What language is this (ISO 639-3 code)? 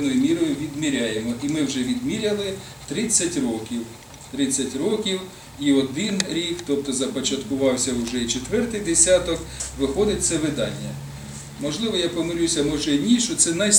ukr